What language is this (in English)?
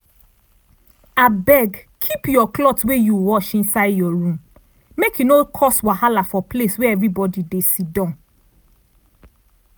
Nigerian Pidgin